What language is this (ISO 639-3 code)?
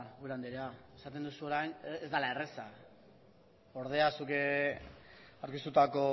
eus